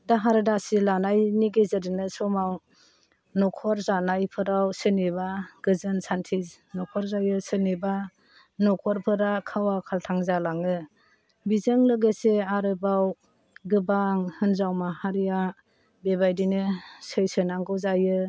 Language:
Bodo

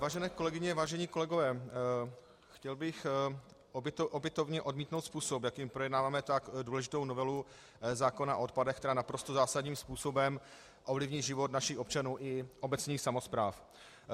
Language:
Czech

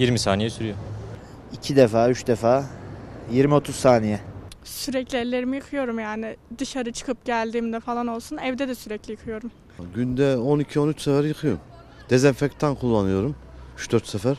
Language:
Turkish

